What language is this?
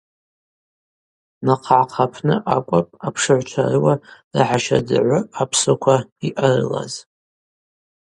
Abaza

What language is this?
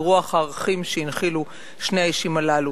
Hebrew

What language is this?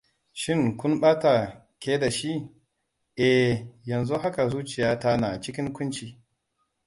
Hausa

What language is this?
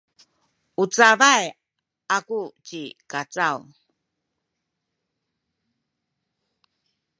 Sakizaya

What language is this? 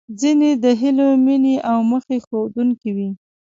Pashto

